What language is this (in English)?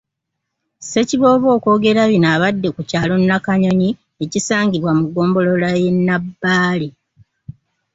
Ganda